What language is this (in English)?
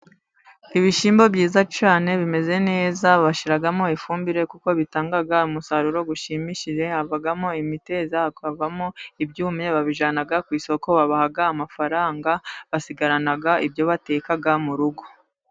Kinyarwanda